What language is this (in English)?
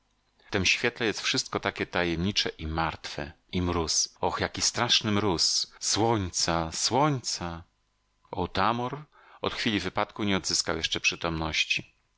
Polish